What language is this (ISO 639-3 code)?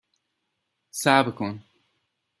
fas